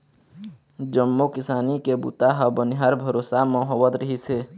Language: Chhattisgarhi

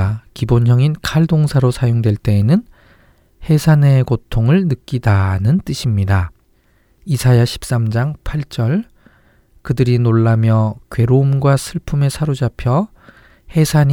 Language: Korean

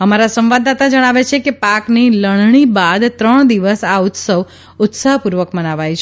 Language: Gujarati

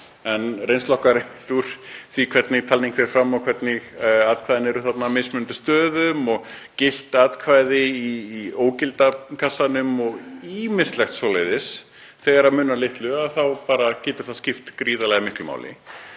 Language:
Icelandic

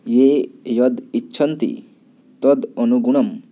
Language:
Sanskrit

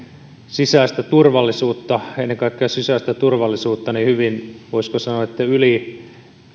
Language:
Finnish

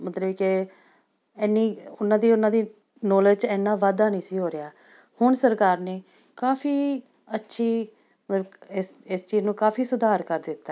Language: Punjabi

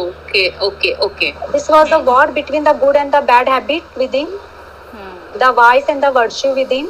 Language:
Hindi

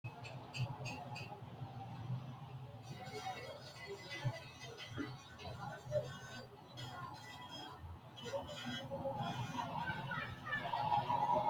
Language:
Sidamo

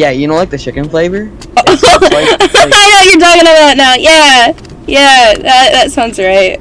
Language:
English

